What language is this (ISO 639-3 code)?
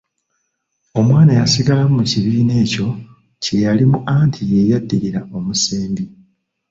lug